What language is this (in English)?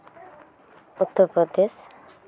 Santali